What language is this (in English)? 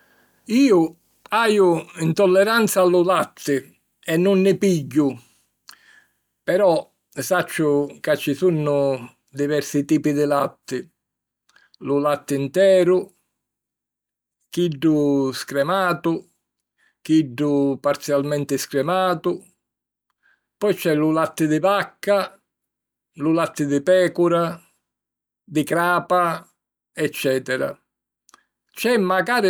Sicilian